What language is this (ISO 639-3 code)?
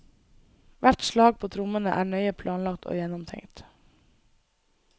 nor